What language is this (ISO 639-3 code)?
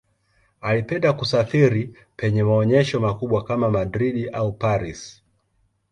swa